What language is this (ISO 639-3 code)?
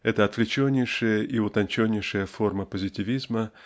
rus